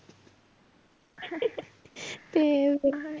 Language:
Punjabi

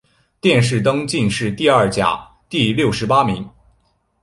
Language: Chinese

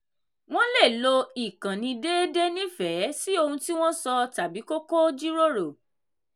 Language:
Yoruba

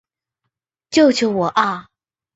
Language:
Chinese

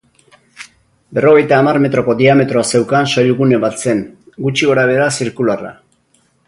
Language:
Basque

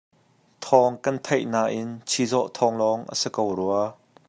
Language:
Hakha Chin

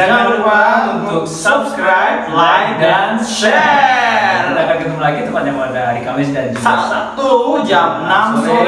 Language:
Indonesian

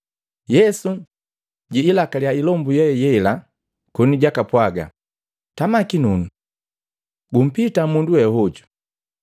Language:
Matengo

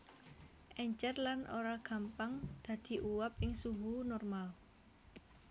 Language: Javanese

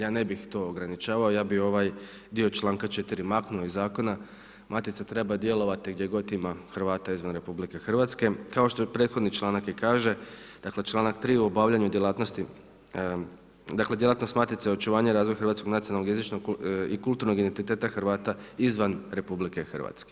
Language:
Croatian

